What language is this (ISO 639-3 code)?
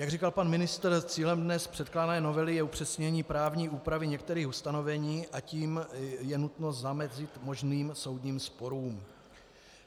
ces